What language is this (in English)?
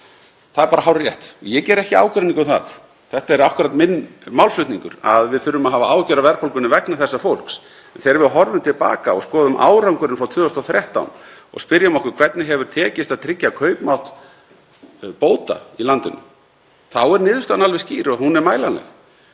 Icelandic